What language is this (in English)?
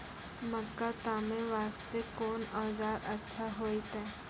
Maithili